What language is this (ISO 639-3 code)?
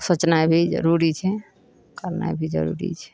mai